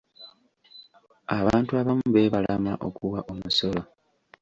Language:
Ganda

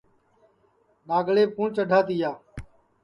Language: Sansi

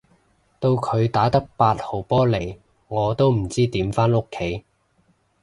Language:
Cantonese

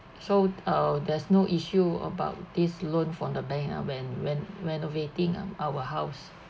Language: English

